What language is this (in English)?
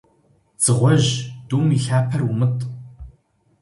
Kabardian